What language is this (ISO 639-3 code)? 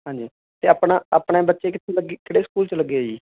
pan